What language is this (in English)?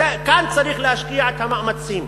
Hebrew